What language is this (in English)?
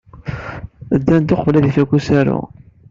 Kabyle